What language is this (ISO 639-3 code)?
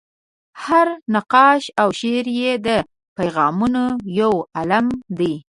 pus